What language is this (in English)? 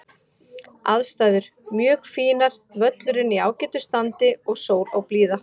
Icelandic